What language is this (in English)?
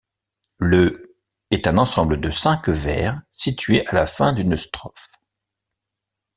French